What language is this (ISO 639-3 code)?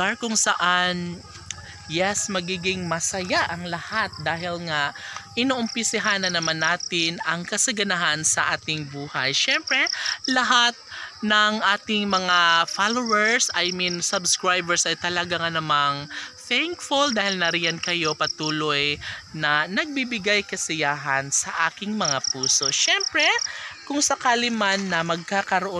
fil